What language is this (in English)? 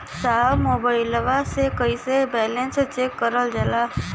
Bhojpuri